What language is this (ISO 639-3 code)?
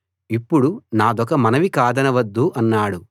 tel